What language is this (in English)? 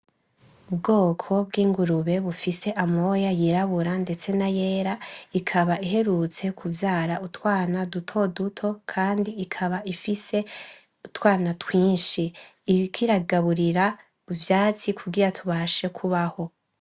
Rundi